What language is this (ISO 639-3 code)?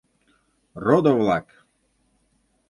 chm